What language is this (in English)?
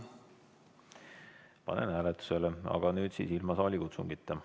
Estonian